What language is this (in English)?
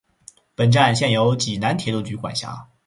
Chinese